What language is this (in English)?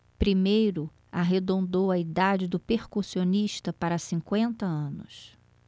Portuguese